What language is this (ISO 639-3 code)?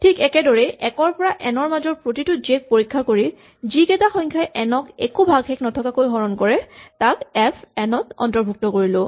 asm